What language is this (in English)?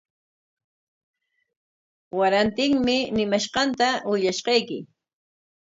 Corongo Ancash Quechua